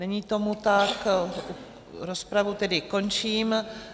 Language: Czech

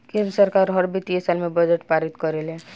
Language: Bhojpuri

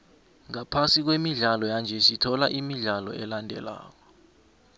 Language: South Ndebele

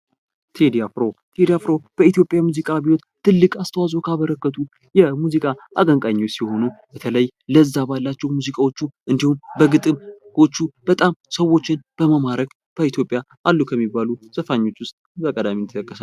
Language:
Amharic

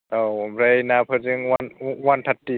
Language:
Bodo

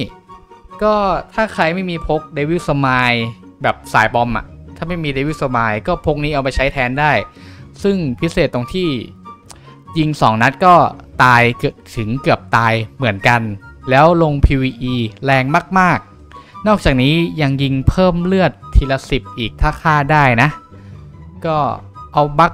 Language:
Thai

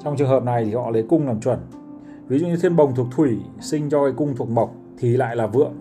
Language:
Vietnamese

